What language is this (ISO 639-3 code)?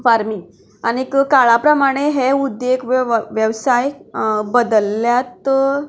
kok